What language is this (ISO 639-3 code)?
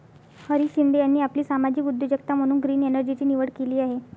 mar